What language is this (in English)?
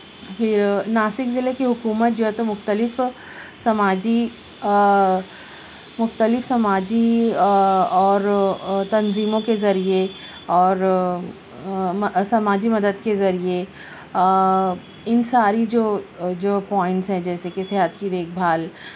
Urdu